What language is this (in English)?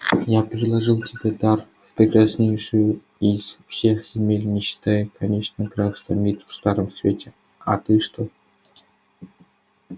Russian